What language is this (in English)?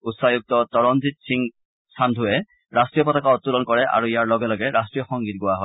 Assamese